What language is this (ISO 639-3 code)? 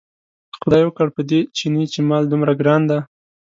pus